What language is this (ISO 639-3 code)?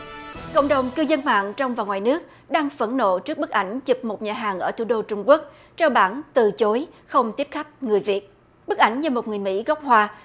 vie